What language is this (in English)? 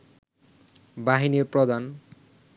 Bangla